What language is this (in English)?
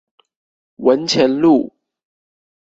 Chinese